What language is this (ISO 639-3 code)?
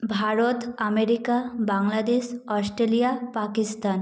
ben